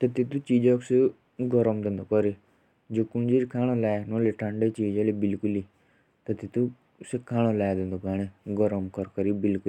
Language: Jaunsari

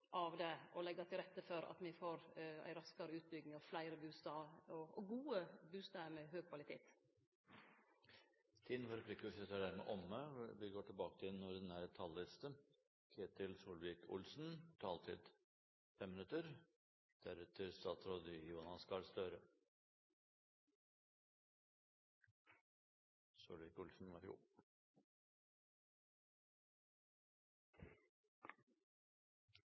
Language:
Norwegian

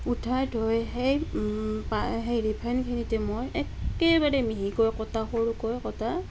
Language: Assamese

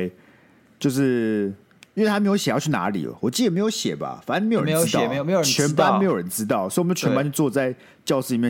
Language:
Chinese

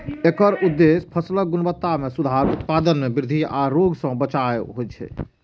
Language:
Maithili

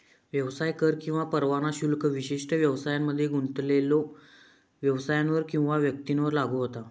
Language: Marathi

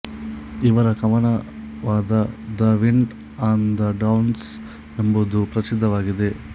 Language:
Kannada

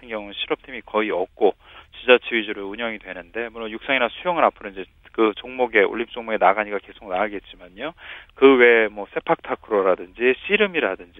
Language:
Korean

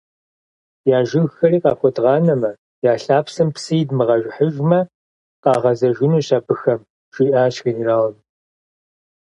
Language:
Kabardian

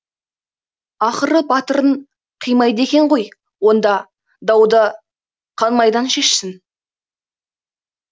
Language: Kazakh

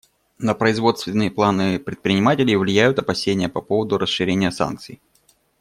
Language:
Russian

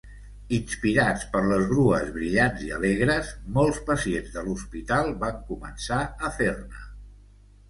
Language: Catalan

